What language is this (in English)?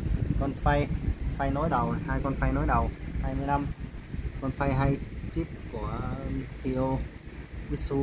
Vietnamese